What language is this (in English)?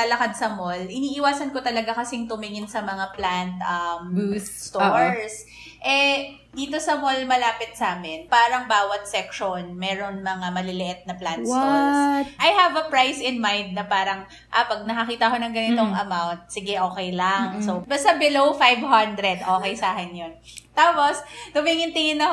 Filipino